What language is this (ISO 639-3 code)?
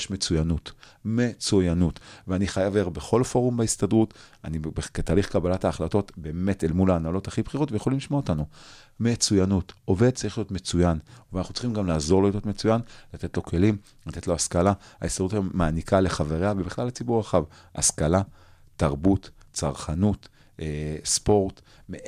heb